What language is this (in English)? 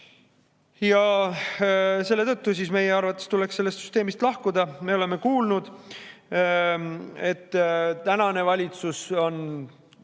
Estonian